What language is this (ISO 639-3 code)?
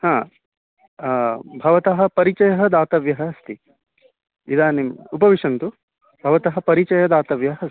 san